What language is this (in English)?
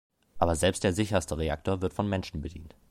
German